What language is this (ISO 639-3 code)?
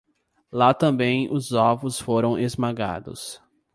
por